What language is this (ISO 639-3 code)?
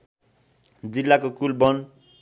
nep